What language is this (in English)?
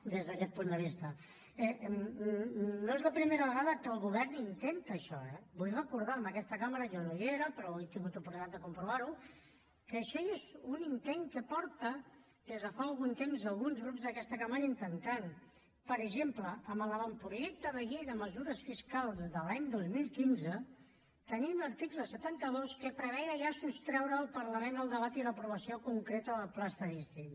Catalan